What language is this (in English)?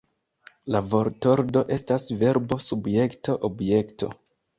Esperanto